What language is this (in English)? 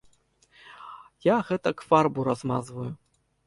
Belarusian